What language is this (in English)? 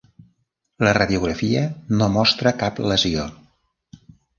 Catalan